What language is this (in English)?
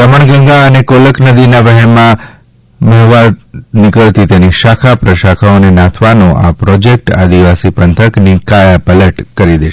Gujarati